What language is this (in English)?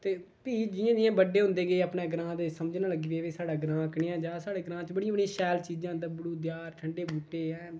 Dogri